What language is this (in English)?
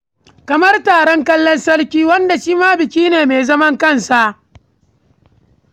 Hausa